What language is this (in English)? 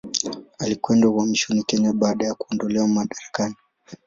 Swahili